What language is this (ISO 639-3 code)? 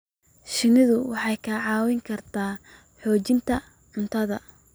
som